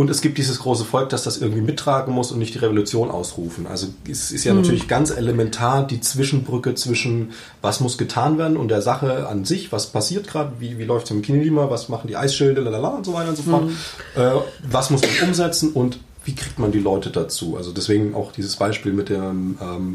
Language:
German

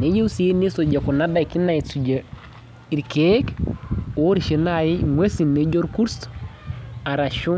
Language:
Masai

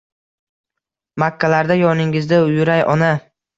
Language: Uzbek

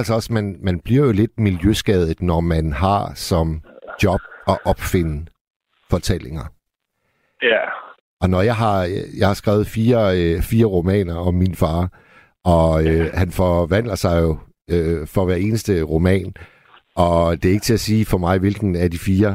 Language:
Danish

